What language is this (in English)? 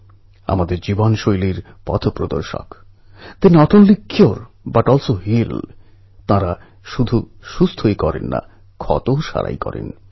Bangla